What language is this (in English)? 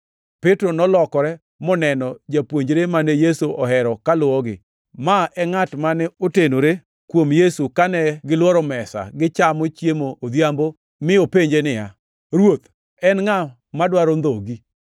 Luo (Kenya and Tanzania)